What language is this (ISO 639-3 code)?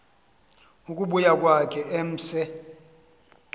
xho